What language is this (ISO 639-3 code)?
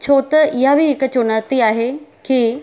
snd